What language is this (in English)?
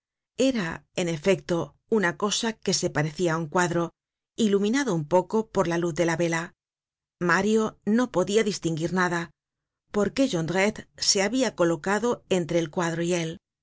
Spanish